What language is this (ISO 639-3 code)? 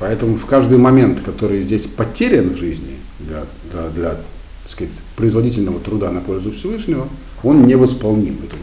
rus